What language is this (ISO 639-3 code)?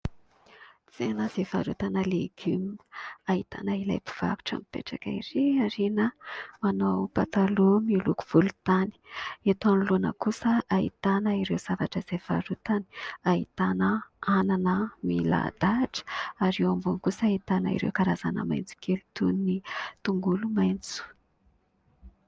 mlg